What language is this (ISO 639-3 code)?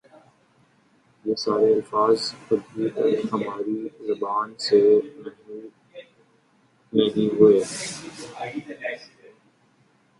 urd